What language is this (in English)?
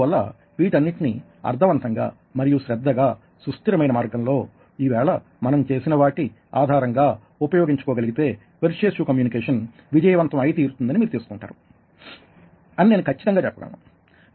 Telugu